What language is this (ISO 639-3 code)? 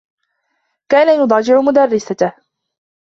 ara